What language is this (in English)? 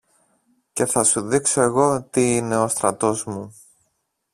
Greek